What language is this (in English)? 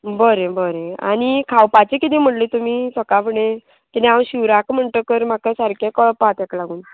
Konkani